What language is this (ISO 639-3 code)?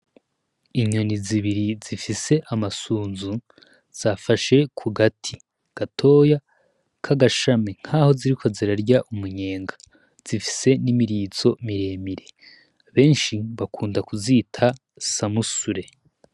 run